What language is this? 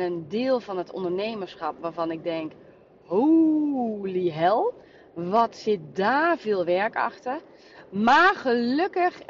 Dutch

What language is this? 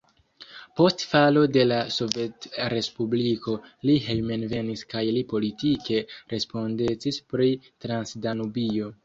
Esperanto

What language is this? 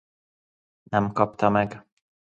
Hungarian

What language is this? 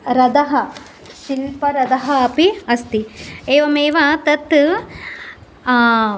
Sanskrit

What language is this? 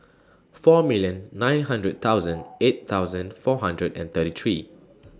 English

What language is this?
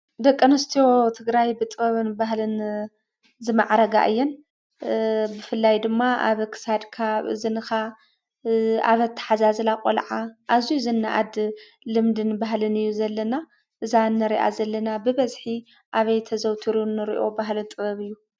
Tigrinya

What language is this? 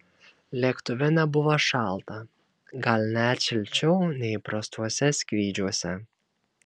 Lithuanian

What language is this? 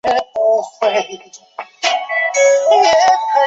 Chinese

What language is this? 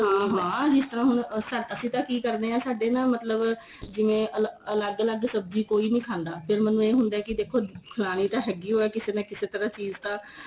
Punjabi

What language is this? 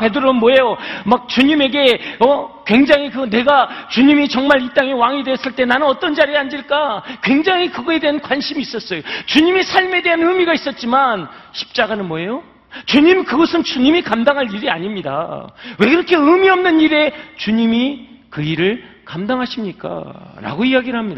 Korean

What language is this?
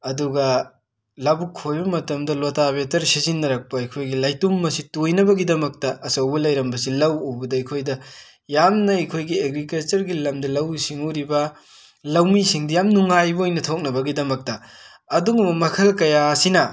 Manipuri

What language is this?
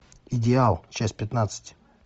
Russian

